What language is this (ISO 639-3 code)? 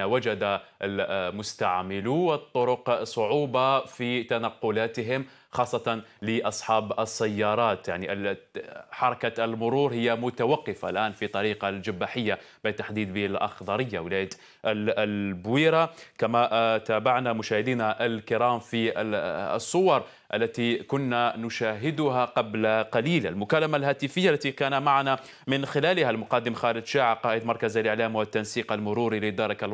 ara